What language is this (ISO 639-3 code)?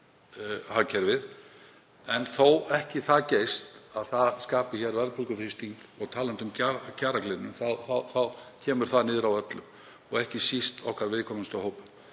isl